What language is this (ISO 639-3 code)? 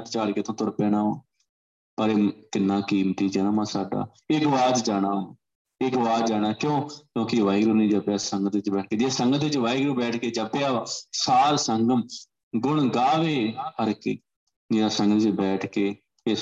pan